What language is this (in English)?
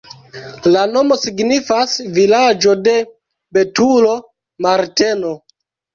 Esperanto